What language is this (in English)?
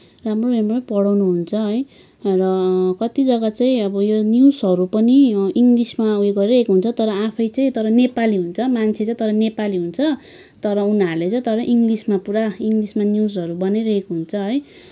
Nepali